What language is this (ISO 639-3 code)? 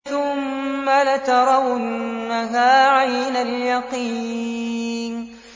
ara